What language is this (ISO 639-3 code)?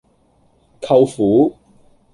yue